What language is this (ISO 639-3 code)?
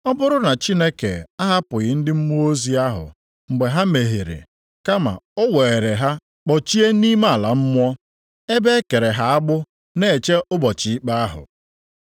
ibo